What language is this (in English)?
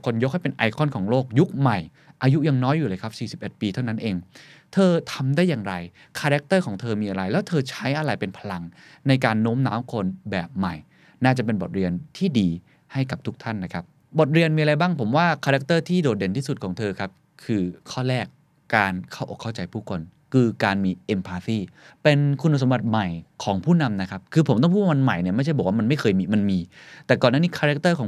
Thai